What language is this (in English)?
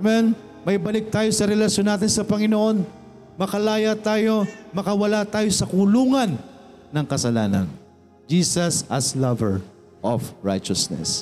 Filipino